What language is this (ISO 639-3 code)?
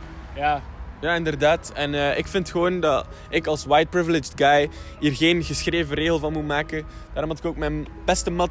nld